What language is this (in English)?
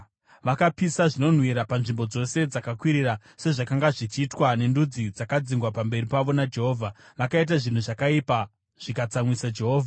Shona